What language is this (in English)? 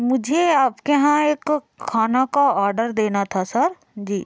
Hindi